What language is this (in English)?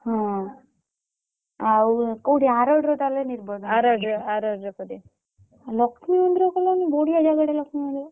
Odia